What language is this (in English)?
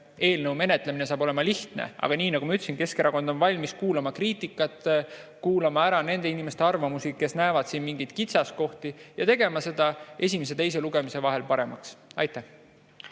Estonian